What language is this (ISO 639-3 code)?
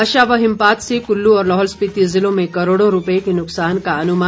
hin